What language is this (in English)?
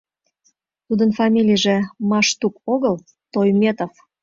Mari